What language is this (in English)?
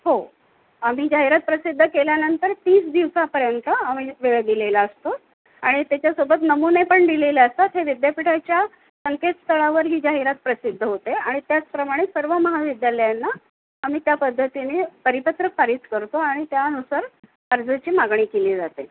Marathi